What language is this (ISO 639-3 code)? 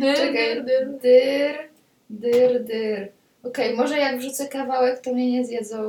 pol